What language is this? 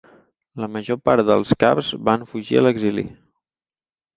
Catalan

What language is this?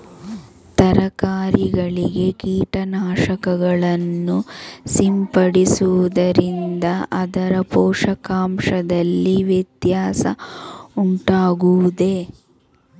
Kannada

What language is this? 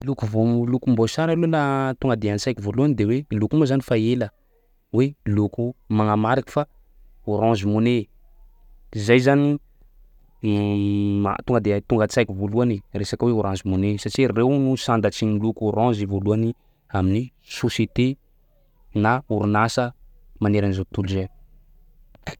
Sakalava Malagasy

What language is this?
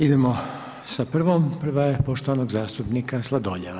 Croatian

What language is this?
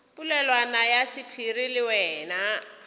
Northern Sotho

